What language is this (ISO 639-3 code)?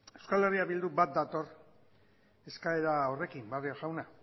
eus